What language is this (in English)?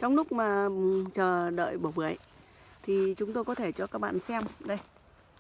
Vietnamese